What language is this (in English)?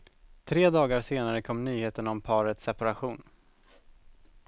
Swedish